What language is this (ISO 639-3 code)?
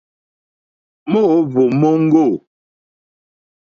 bri